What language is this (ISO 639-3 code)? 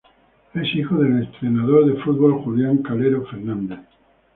spa